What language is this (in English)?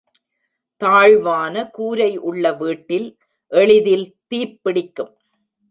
Tamil